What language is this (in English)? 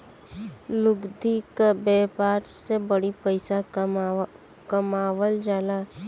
Bhojpuri